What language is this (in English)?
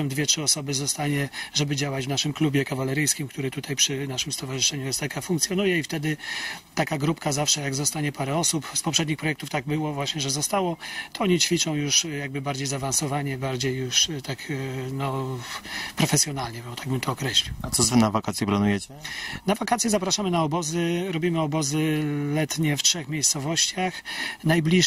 Polish